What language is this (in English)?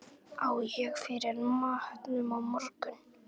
Icelandic